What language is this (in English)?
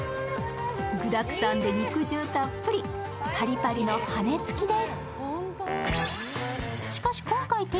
Japanese